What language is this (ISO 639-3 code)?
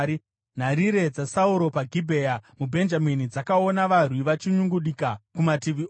sna